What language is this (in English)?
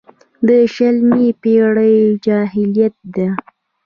Pashto